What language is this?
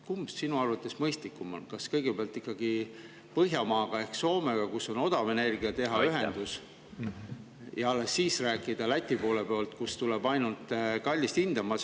Estonian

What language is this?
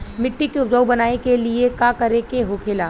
Bhojpuri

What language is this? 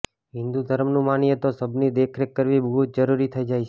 Gujarati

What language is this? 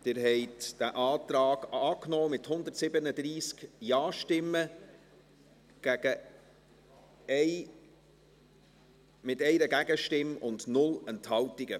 Swiss German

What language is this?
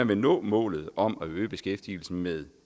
Danish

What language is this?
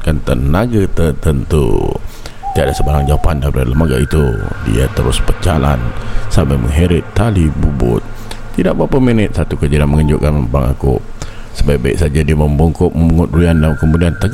Malay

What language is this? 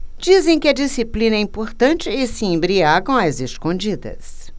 Portuguese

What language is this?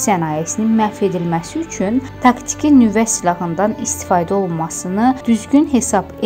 Turkish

